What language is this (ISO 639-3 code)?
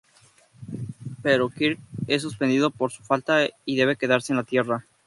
spa